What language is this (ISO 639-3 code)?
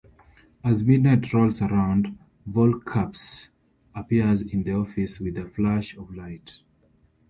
eng